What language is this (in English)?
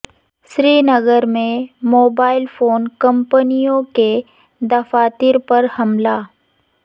Urdu